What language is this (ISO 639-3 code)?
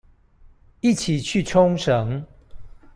zho